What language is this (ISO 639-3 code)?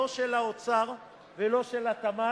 heb